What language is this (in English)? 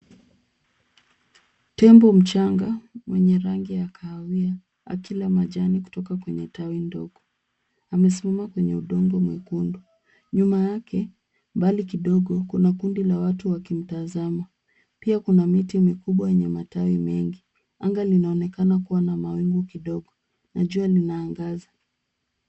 Swahili